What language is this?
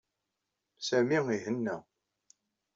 Kabyle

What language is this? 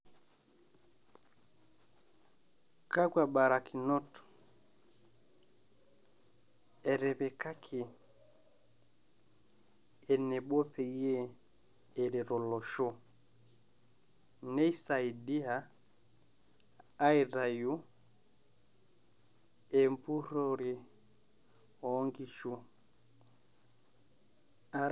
Masai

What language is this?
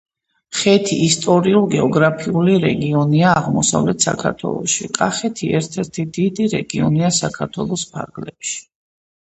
Georgian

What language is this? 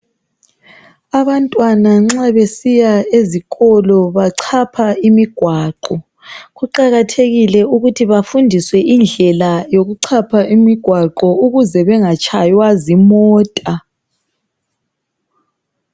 North Ndebele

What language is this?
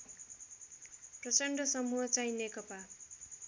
Nepali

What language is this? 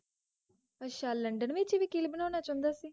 Punjabi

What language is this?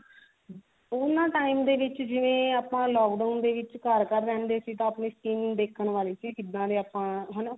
Punjabi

